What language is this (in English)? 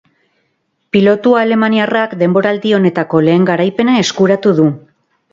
Basque